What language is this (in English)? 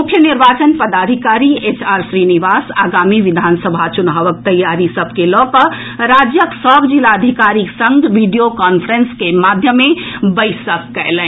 Maithili